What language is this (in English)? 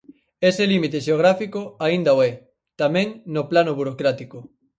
Galician